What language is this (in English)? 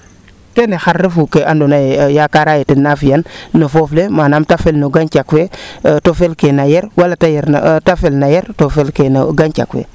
Serer